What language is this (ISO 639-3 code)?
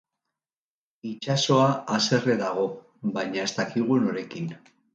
eus